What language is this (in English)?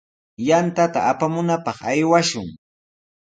Sihuas Ancash Quechua